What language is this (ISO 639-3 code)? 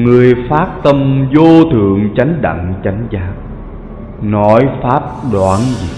vie